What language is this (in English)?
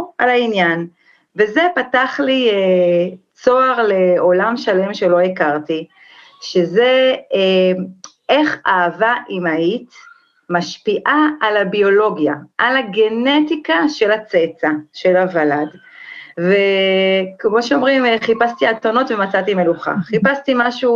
Hebrew